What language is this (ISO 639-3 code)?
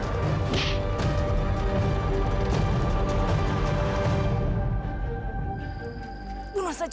ind